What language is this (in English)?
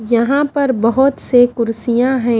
Hindi